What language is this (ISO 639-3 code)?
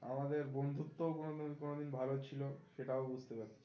ben